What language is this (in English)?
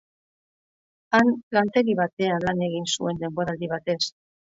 Basque